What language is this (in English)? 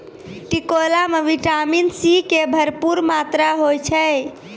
Maithili